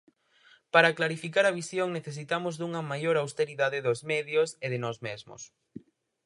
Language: Galician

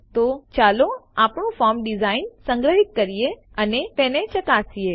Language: Gujarati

